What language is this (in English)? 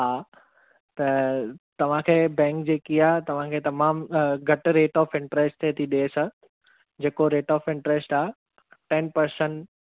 Sindhi